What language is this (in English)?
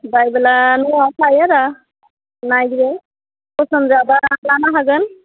Bodo